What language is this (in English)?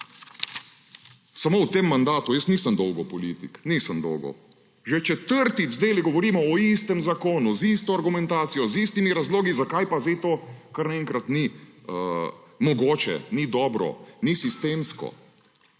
Slovenian